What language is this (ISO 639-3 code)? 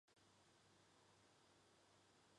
zho